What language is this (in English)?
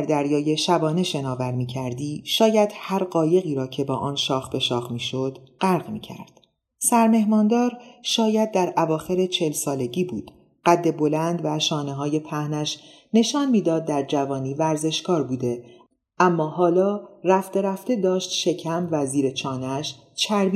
Persian